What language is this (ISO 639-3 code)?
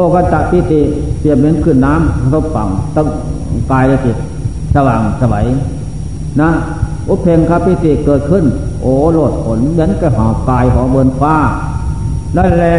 tha